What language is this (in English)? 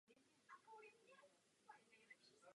Czech